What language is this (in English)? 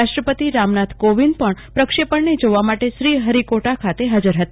Gujarati